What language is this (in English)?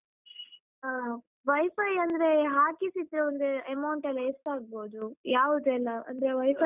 Kannada